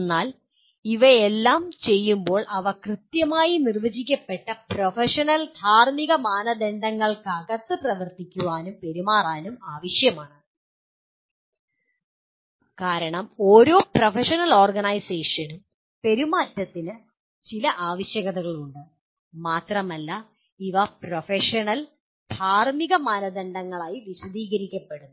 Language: Malayalam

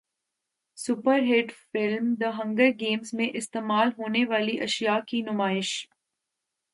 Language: Urdu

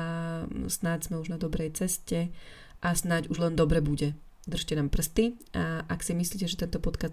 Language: Slovak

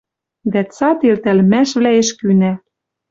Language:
Western Mari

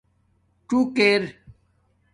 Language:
Domaaki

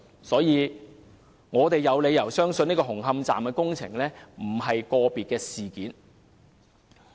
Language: Cantonese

